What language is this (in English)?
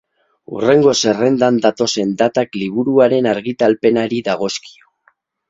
Basque